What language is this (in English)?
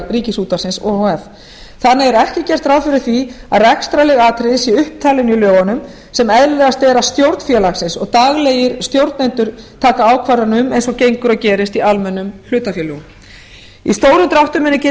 Icelandic